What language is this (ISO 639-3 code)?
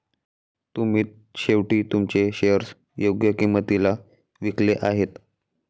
mar